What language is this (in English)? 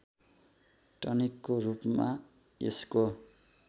Nepali